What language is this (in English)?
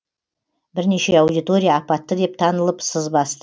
Kazakh